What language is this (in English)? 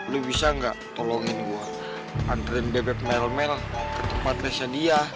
Indonesian